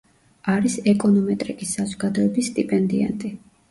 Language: Georgian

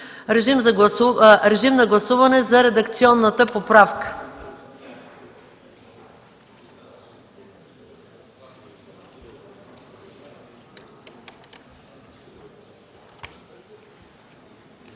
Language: Bulgarian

